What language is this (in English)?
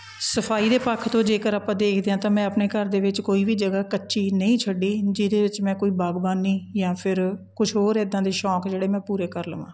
Punjabi